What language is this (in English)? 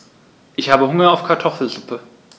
German